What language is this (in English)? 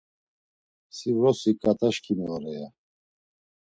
Laz